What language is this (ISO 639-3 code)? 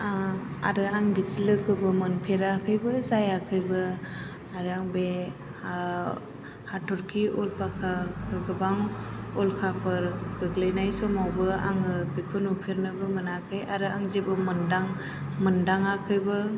brx